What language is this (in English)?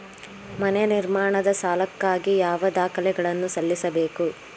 Kannada